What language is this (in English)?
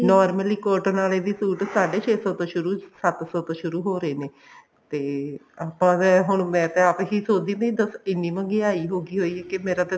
Punjabi